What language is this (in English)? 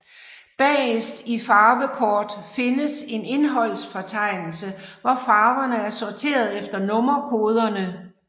Danish